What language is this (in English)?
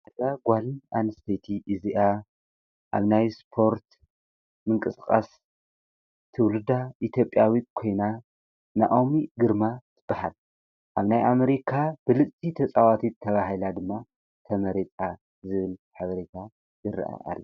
Tigrinya